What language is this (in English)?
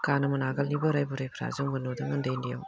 Bodo